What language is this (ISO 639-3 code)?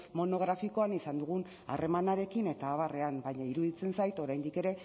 eus